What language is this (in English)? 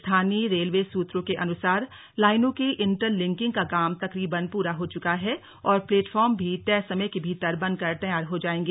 Hindi